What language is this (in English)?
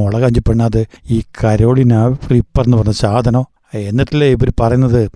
Malayalam